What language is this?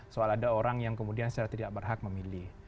Indonesian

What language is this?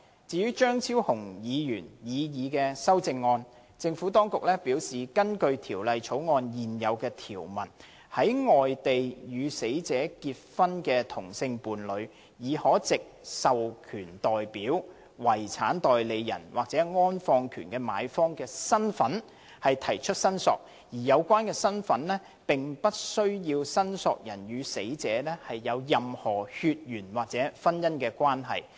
Cantonese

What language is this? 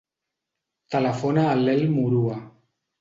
Catalan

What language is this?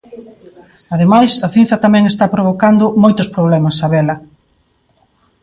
Galician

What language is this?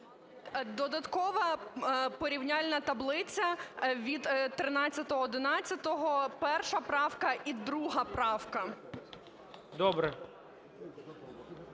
Ukrainian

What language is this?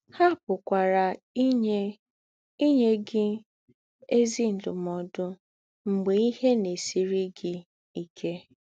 Igbo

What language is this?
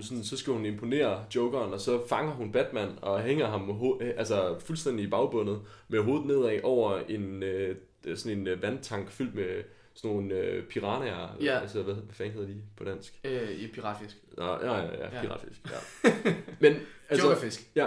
Danish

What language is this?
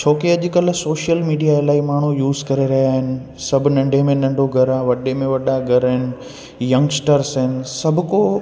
Sindhi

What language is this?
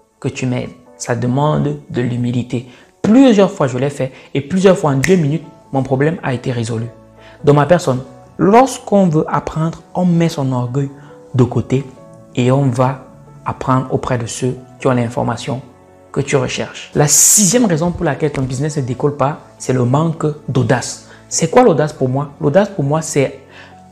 French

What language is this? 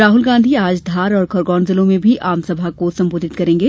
Hindi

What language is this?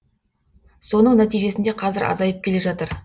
Kazakh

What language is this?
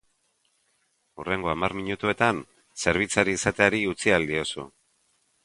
Basque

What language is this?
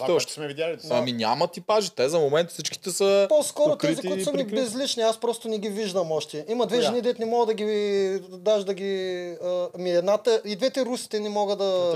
Bulgarian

